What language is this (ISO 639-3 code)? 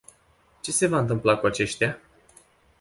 ron